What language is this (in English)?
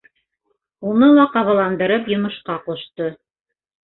Bashkir